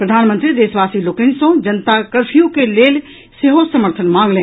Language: Maithili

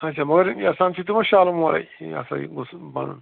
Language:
Kashmiri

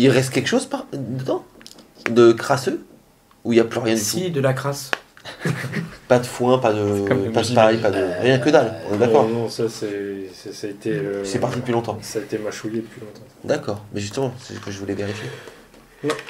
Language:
French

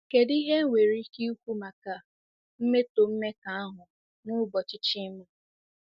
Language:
Igbo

